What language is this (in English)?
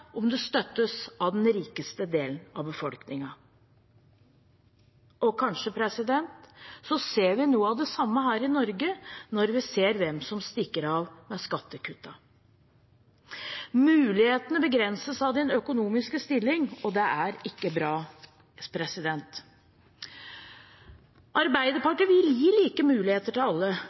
Norwegian Bokmål